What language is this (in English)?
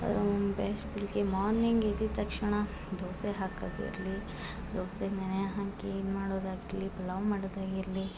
Kannada